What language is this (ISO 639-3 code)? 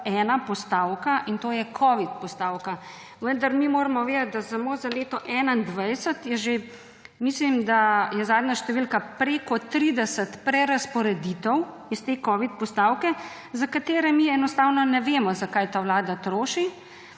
slv